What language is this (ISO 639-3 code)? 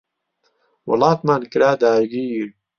ckb